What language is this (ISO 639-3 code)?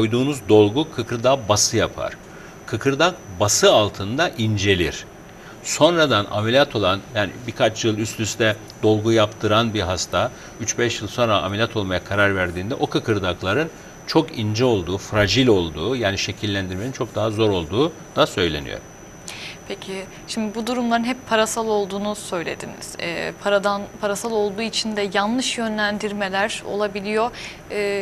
tur